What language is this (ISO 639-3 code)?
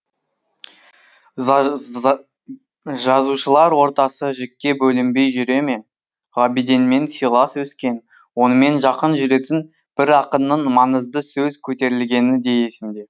kaz